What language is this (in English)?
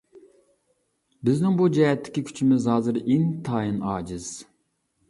Uyghur